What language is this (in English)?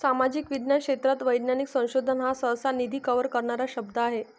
Marathi